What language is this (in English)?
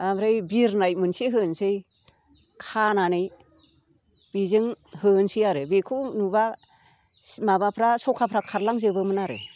Bodo